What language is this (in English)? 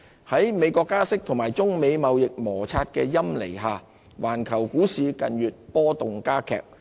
Cantonese